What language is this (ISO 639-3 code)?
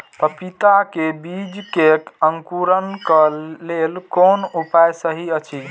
mai